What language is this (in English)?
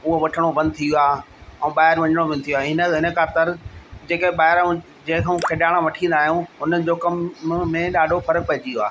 Sindhi